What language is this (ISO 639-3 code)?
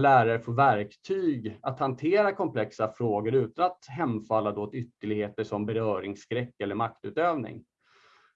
swe